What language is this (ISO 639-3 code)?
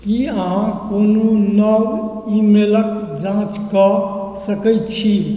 mai